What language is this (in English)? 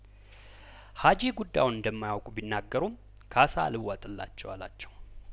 Amharic